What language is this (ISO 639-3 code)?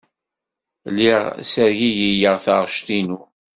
kab